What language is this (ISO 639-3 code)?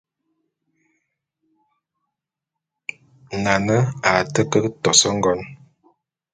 bum